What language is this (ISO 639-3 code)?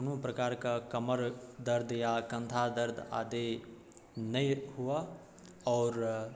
mai